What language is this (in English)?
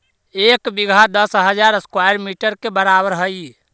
Magahi